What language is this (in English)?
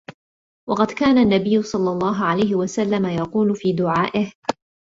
Arabic